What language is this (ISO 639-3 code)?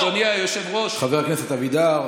heb